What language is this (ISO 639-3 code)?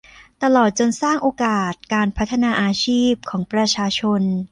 tha